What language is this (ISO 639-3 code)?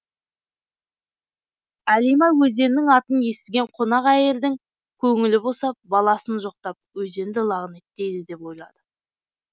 kaz